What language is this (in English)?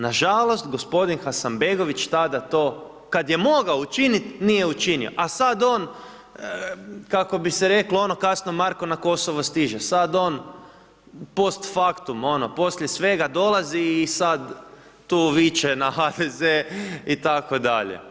Croatian